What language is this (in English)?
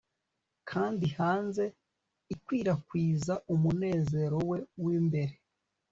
Kinyarwanda